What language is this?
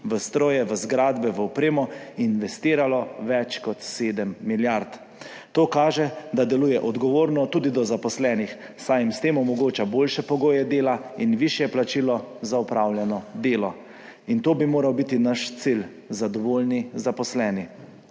Slovenian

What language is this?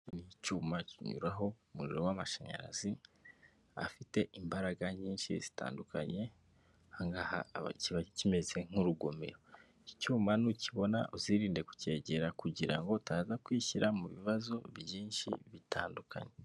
Kinyarwanda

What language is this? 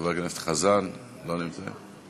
Hebrew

